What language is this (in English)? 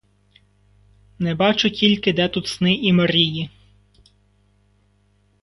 Ukrainian